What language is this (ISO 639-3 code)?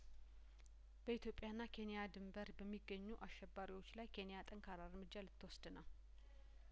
amh